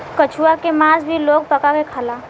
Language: Bhojpuri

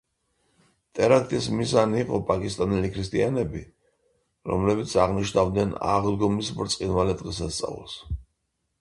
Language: Georgian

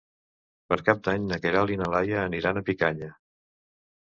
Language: Catalan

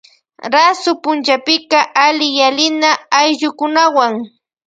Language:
Loja Highland Quichua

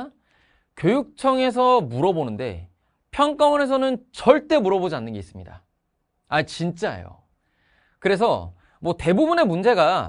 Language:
Korean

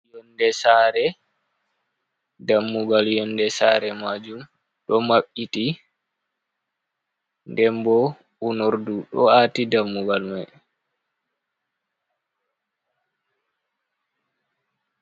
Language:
Fula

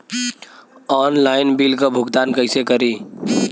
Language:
Bhojpuri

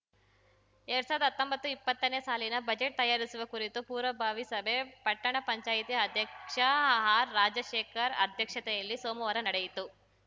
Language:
Kannada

